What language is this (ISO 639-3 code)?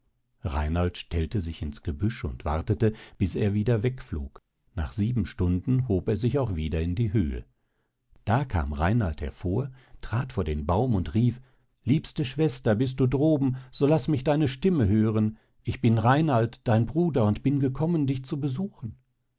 deu